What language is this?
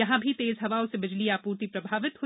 Hindi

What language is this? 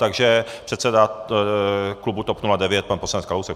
Czech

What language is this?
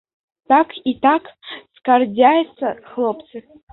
Belarusian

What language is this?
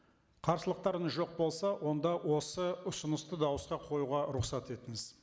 Kazakh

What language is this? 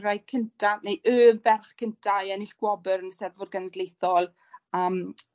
Welsh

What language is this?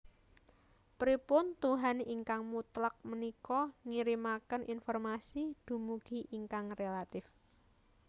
Javanese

